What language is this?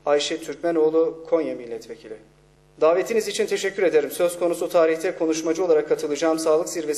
Turkish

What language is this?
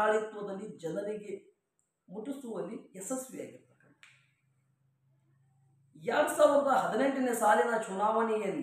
Arabic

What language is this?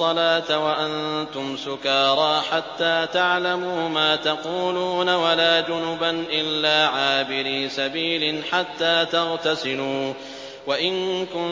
Arabic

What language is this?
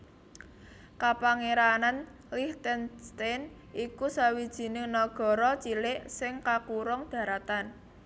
Javanese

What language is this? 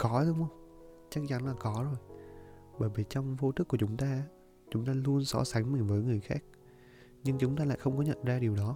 Vietnamese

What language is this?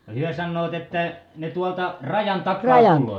Finnish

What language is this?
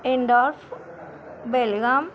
Marathi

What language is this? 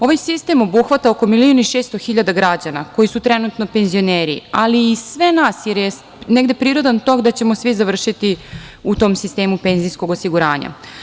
Serbian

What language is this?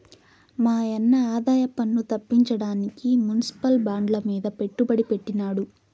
Telugu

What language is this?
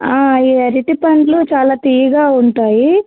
Telugu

